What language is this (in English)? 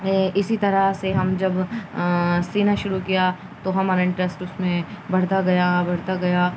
Urdu